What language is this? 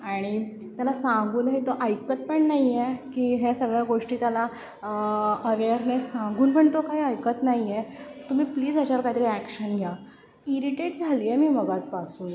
Marathi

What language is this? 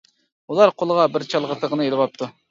Uyghur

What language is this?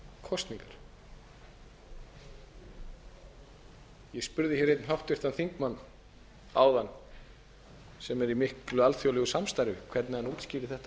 Icelandic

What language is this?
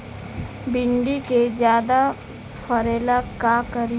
Bhojpuri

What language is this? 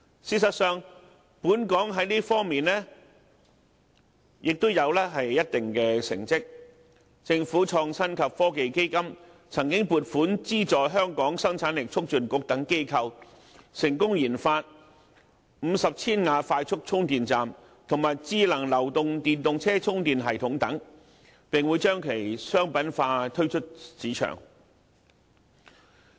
Cantonese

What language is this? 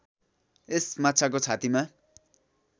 Nepali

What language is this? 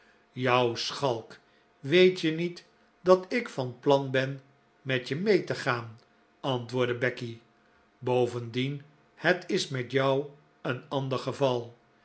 Dutch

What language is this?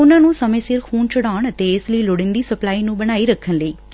Punjabi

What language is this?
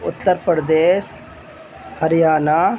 Urdu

